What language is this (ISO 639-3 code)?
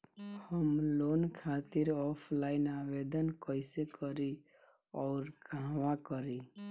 bho